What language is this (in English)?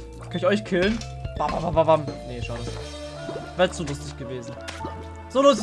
German